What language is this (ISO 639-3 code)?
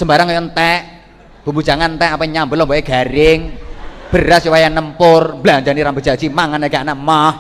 ind